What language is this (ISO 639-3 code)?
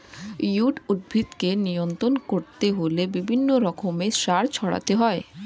ben